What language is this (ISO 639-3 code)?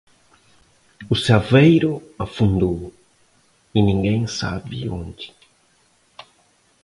por